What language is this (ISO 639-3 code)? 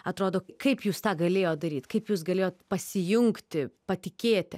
lit